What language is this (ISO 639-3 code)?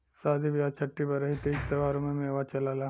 bho